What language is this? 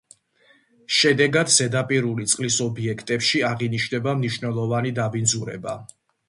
Georgian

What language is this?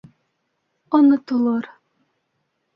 Bashkir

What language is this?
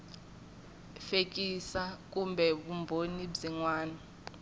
Tsonga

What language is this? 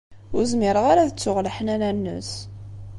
Kabyle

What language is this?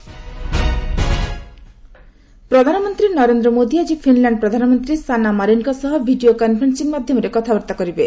Odia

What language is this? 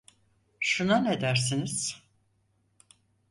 Turkish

